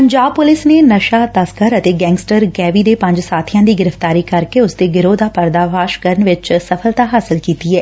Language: Punjabi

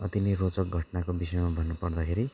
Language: Nepali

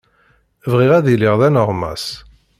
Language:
Kabyle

